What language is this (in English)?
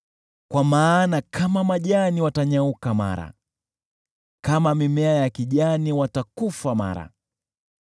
Swahili